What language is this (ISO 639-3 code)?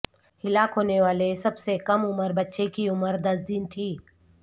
urd